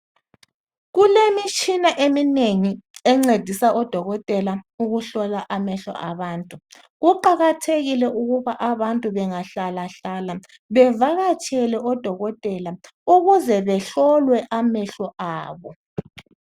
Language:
North Ndebele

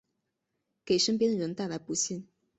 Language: Chinese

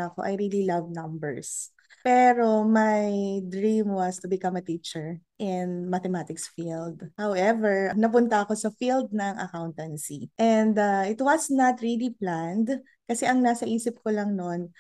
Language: Filipino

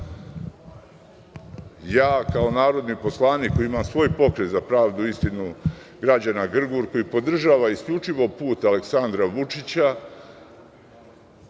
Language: Serbian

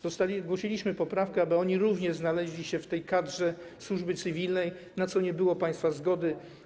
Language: Polish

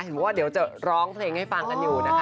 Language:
Thai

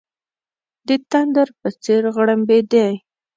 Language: Pashto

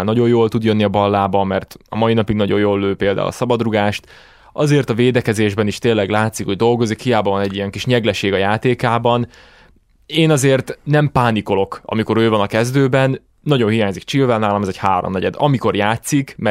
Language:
Hungarian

